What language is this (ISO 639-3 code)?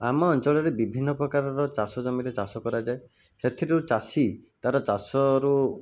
ori